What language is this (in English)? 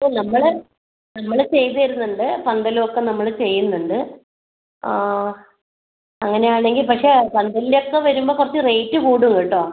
Malayalam